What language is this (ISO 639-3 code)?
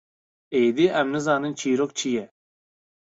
kur